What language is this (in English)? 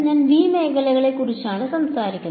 Malayalam